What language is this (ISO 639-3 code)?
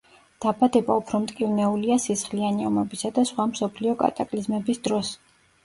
kat